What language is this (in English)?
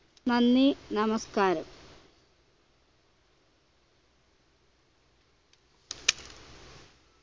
Malayalam